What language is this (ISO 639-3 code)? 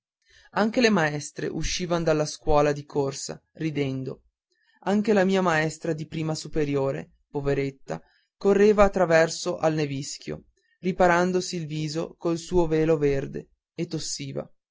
ita